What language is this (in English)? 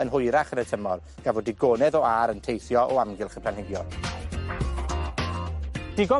Welsh